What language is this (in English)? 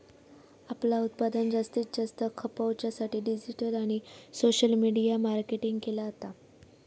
Marathi